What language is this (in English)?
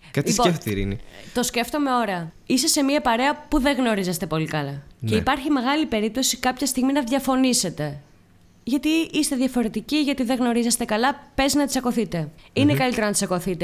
Greek